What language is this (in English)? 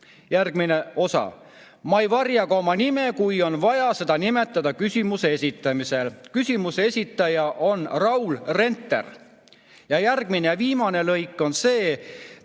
Estonian